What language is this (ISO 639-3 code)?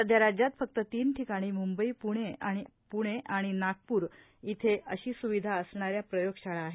mar